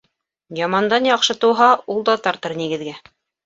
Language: Bashkir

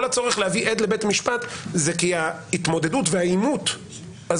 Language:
Hebrew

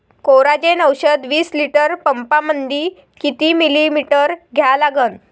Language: Marathi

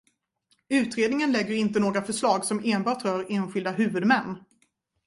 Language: Swedish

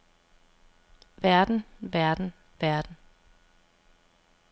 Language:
Danish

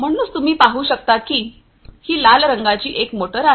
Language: Marathi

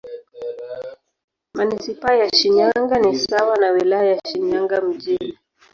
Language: Swahili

